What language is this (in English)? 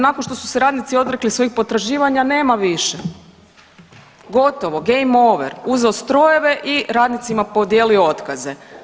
Croatian